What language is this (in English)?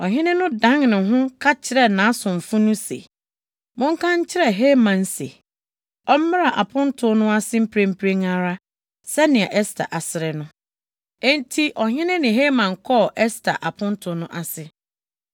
Akan